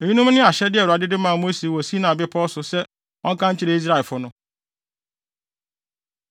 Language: Akan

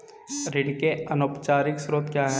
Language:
Hindi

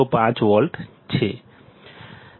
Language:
Gujarati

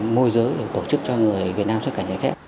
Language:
Vietnamese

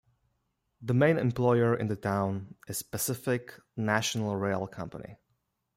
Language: English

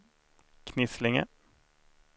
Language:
Swedish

